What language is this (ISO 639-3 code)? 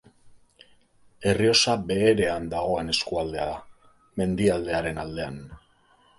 eus